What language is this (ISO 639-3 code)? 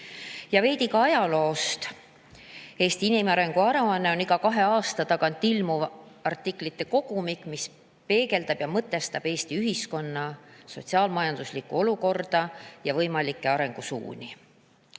est